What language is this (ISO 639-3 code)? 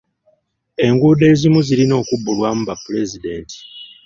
lug